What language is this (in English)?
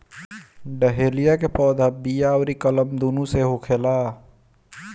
Bhojpuri